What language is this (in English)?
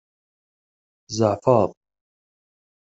Kabyle